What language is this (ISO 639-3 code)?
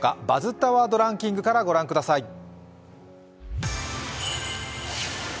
jpn